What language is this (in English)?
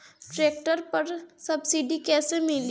Bhojpuri